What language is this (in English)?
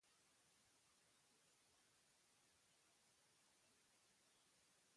Basque